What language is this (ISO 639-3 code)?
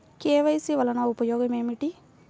tel